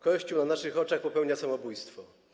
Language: Polish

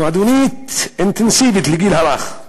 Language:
Hebrew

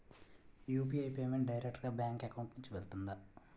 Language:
Telugu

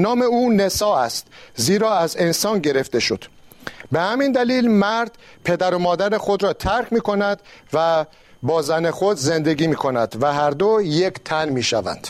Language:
Persian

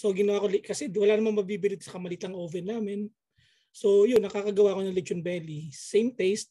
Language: Filipino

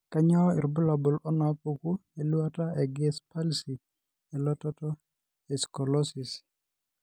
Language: Masai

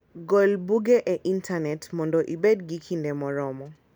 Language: Luo (Kenya and Tanzania)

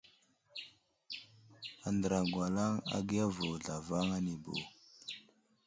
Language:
Wuzlam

